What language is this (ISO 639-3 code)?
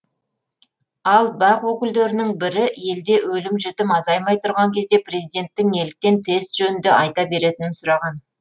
kaz